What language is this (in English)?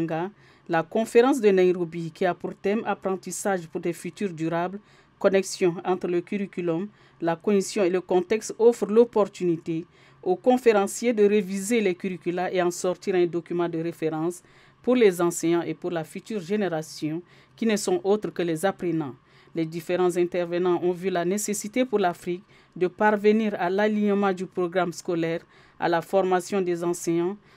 French